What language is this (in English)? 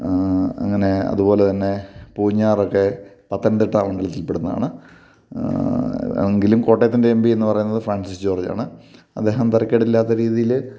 Malayalam